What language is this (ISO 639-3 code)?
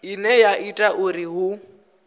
ven